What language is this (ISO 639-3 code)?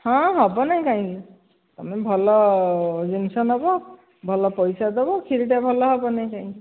ori